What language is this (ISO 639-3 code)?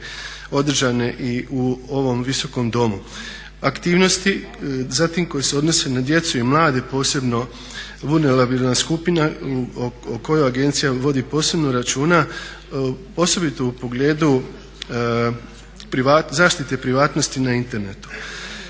hrv